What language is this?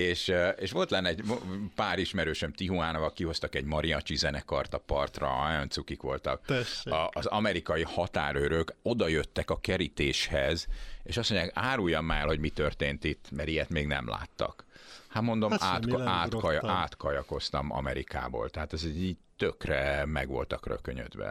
Hungarian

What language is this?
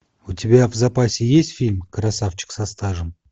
Russian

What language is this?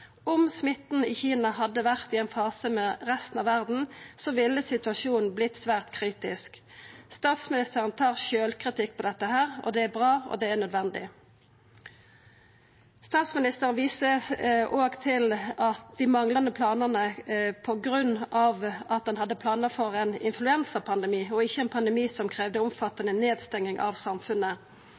Norwegian Nynorsk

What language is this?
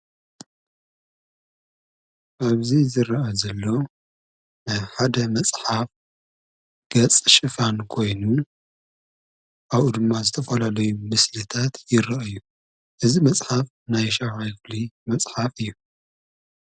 Tigrinya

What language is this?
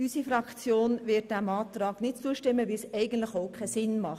Swiss German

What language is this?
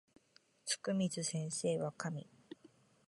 Japanese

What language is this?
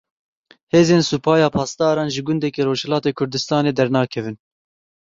Kurdish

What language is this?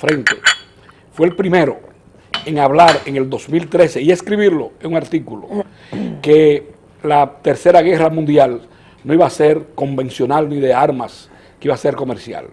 Spanish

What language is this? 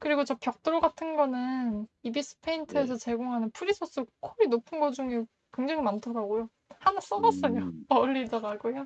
Korean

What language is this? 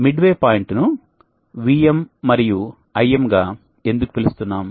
Telugu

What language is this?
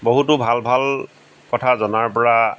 Assamese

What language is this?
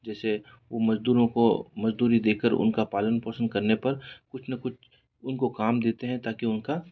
Hindi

